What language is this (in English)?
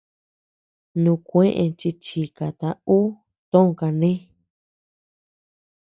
Tepeuxila Cuicatec